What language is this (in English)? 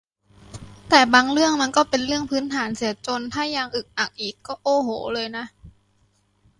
Thai